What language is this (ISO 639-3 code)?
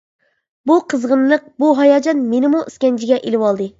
uig